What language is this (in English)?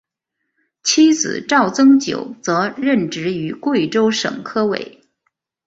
Chinese